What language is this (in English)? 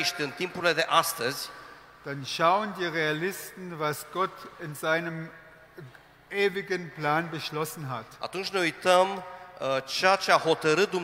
Romanian